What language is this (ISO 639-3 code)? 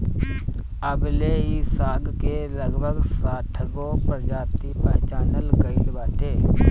bho